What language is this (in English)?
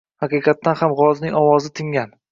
Uzbek